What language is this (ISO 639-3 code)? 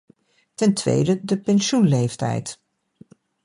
nld